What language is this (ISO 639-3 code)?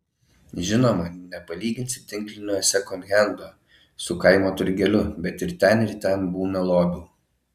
lit